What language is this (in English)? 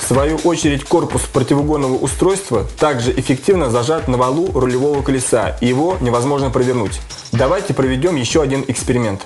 Russian